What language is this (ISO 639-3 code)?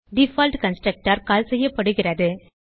tam